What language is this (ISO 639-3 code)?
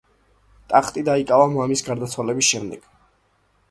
kat